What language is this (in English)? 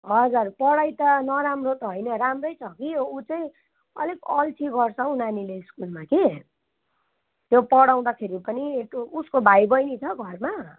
Nepali